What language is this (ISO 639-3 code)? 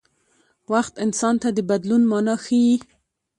pus